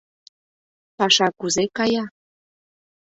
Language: Mari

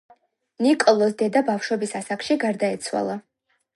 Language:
Georgian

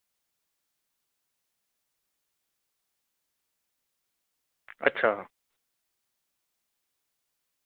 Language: Dogri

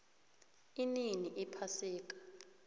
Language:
South Ndebele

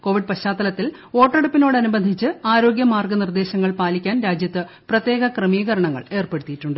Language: Malayalam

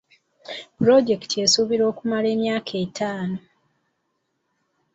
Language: Ganda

